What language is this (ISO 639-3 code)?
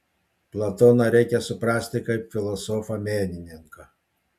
lit